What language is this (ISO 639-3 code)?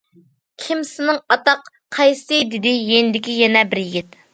uig